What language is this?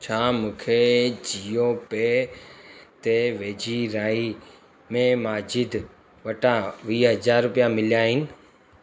Sindhi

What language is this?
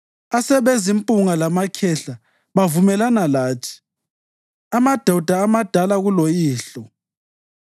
North Ndebele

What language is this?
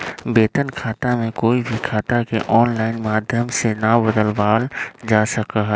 Magahi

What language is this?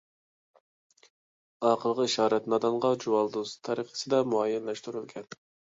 Uyghur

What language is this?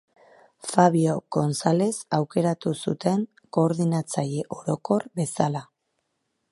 Basque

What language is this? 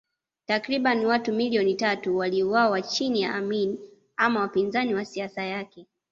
Swahili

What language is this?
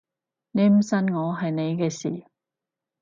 Cantonese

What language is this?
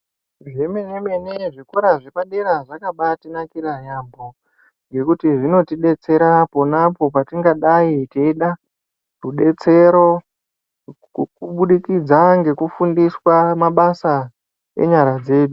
Ndau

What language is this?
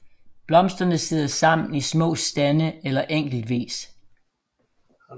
Danish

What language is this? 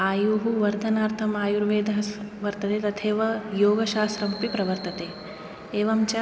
Sanskrit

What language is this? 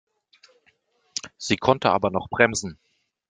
German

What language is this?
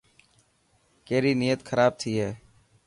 Dhatki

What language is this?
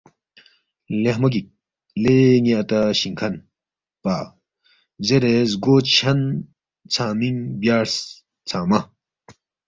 Balti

